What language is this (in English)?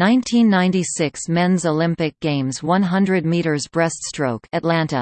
English